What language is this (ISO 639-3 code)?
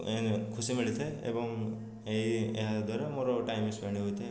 ori